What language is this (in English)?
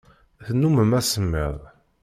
Kabyle